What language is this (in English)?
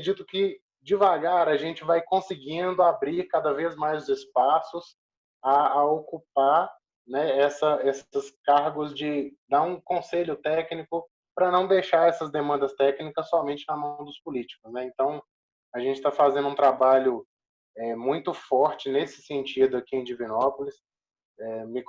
Portuguese